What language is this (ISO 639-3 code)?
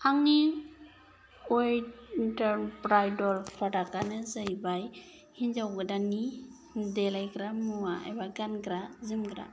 brx